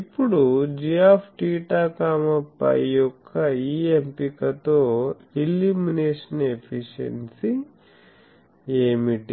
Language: Telugu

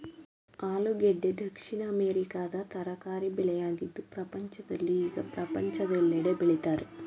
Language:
Kannada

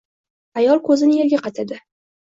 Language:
Uzbek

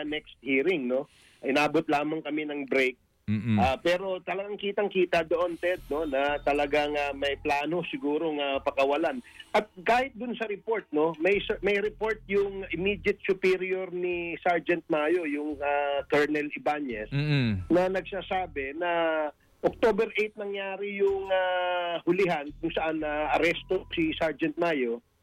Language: Filipino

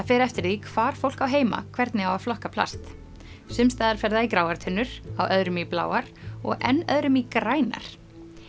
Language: Icelandic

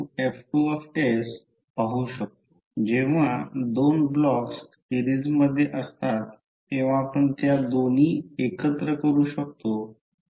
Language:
Marathi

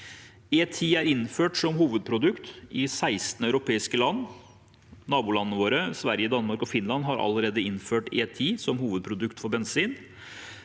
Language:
Norwegian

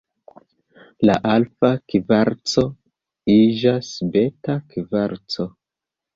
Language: Esperanto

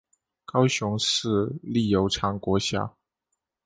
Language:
Chinese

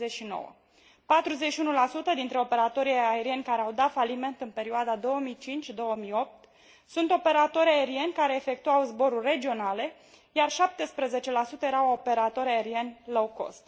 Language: Romanian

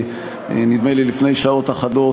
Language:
Hebrew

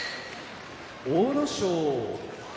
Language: Japanese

